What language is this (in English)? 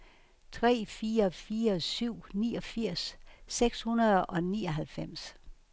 Danish